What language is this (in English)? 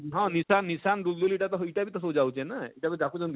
Odia